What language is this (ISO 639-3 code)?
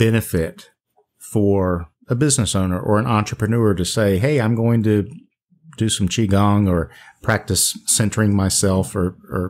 eng